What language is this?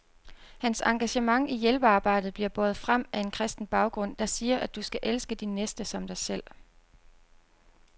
Danish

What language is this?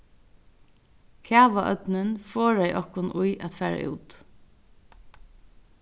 Faroese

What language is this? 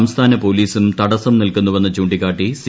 Malayalam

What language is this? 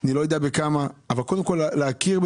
Hebrew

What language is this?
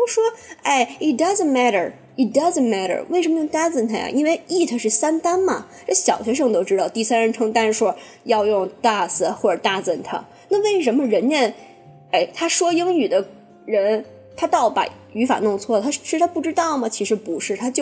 Chinese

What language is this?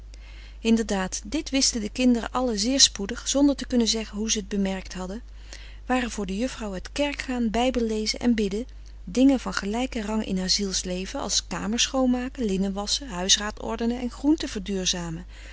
Dutch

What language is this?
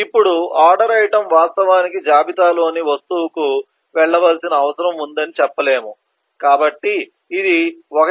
Telugu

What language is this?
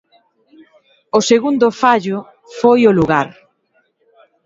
Galician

